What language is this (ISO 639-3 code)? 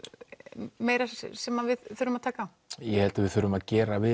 isl